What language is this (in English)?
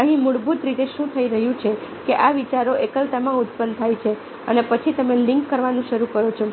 Gujarati